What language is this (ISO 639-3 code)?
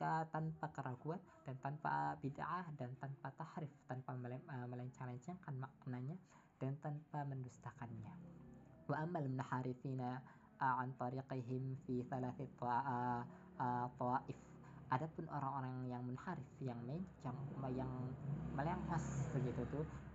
ind